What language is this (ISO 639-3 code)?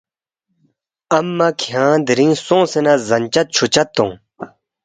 bft